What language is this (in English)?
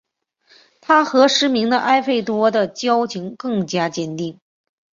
Chinese